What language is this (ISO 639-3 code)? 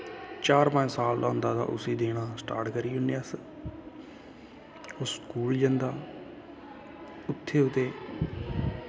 doi